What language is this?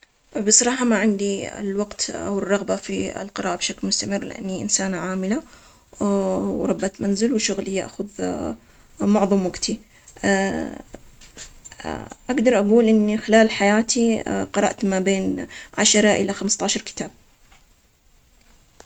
Omani Arabic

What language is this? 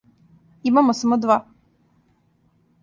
Serbian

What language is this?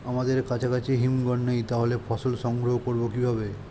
Bangla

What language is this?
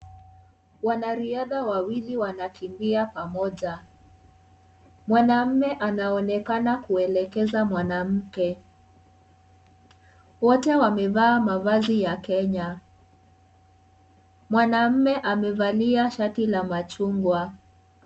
Swahili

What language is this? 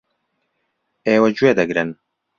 Central Kurdish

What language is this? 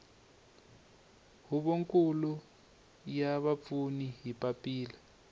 Tsonga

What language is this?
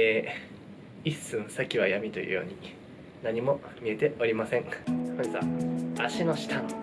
Japanese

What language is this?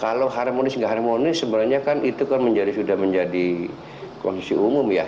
Indonesian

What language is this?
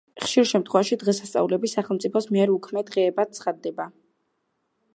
Georgian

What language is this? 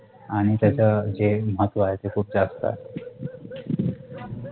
Marathi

